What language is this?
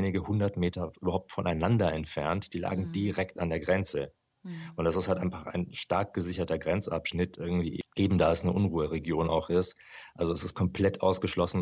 German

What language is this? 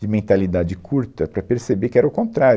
Portuguese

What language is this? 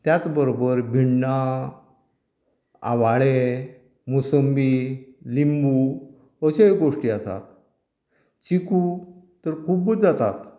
Konkani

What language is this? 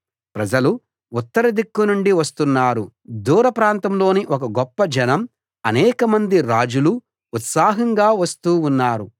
Telugu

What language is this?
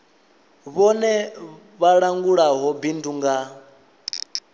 Venda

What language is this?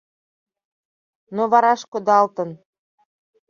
Mari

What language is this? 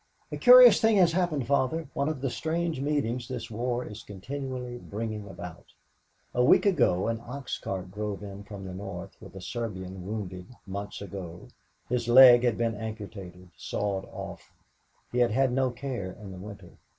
English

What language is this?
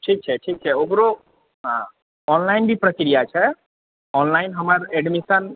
Maithili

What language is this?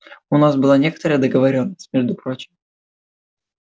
Russian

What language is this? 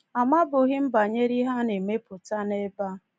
Igbo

